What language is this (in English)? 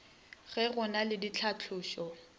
Northern Sotho